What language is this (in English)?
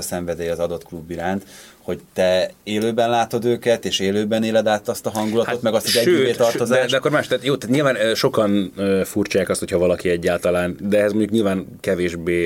Hungarian